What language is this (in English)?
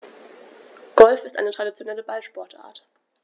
German